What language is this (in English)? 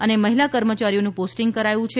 Gujarati